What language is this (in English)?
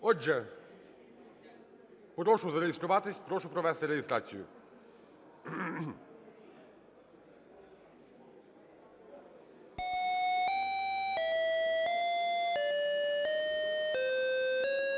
Ukrainian